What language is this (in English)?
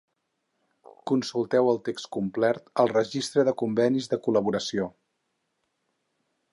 Catalan